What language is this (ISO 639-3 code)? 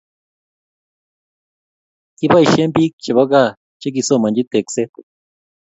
kln